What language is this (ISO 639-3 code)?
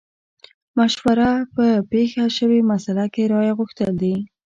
pus